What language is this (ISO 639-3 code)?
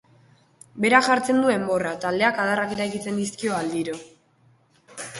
eus